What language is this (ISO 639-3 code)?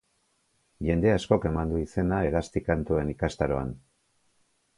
eus